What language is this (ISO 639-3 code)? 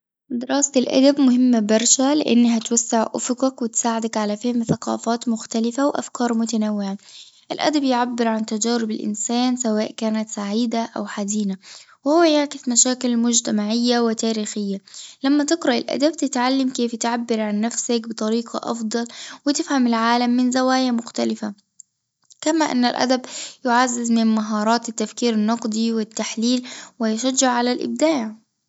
aeb